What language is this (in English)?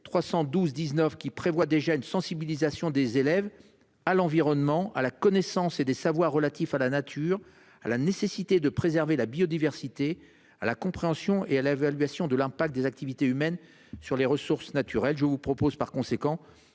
French